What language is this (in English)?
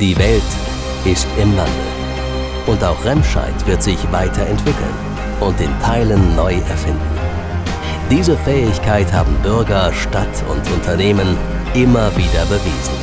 German